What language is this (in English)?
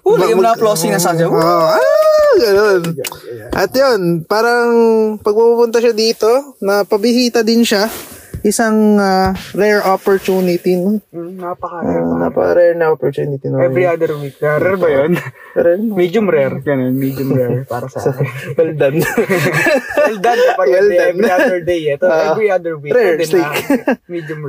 Filipino